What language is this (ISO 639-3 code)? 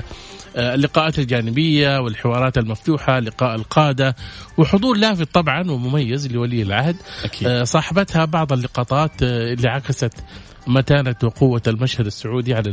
ara